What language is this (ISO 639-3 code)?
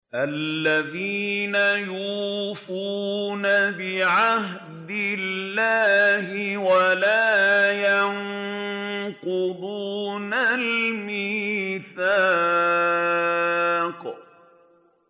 ara